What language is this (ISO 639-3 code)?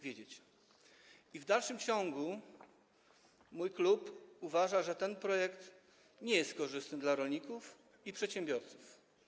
pol